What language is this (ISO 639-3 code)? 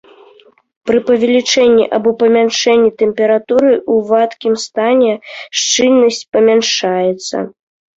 bel